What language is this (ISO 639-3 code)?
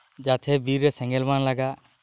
sat